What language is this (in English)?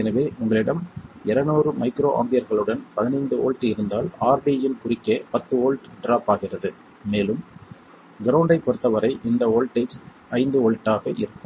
Tamil